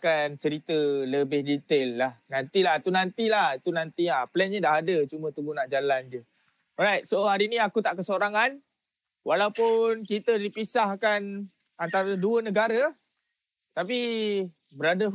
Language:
Malay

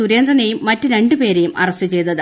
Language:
Malayalam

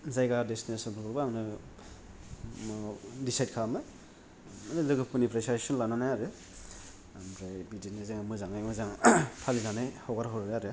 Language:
Bodo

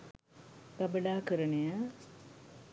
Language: Sinhala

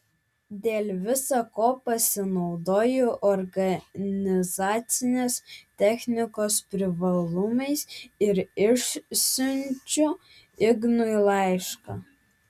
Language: Lithuanian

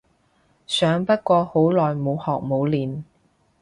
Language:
Cantonese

